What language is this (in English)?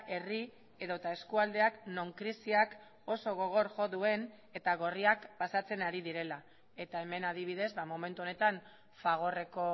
Basque